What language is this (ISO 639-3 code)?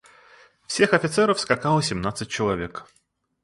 rus